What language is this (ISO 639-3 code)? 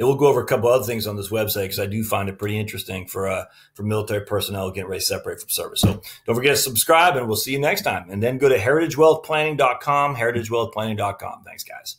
eng